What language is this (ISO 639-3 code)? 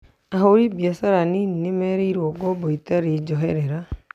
kik